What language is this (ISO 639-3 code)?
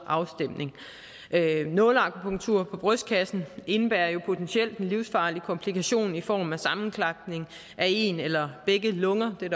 dan